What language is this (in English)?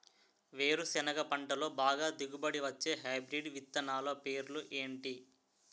Telugu